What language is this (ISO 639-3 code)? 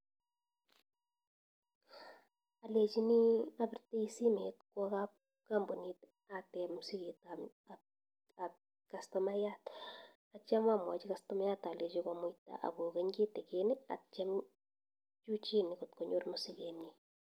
kln